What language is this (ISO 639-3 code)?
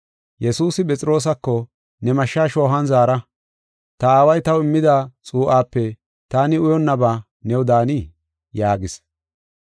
gof